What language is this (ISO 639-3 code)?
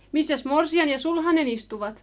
fin